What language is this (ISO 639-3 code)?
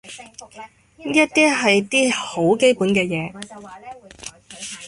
yue